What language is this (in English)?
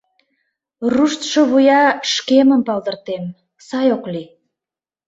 Mari